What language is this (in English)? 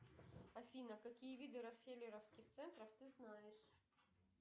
Russian